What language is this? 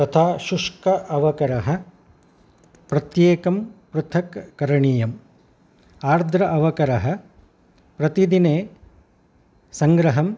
Sanskrit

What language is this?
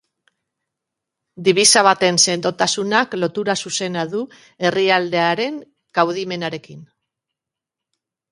Basque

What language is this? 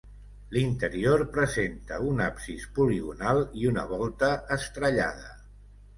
Catalan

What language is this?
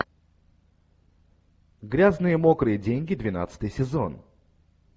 Russian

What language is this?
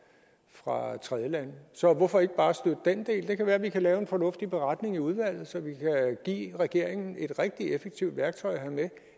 Danish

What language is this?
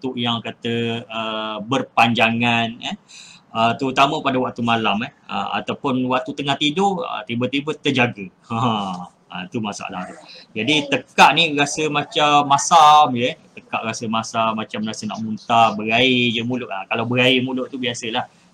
Malay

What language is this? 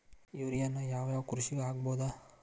Kannada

